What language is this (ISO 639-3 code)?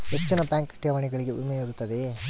kan